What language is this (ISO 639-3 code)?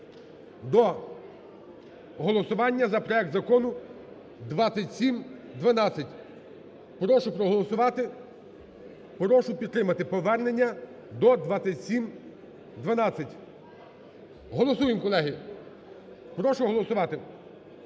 ukr